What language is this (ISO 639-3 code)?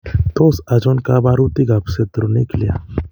kln